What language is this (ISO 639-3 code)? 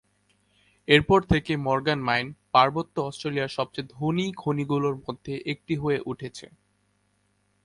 ben